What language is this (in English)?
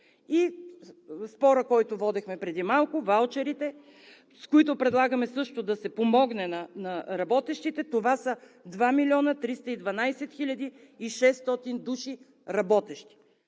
Bulgarian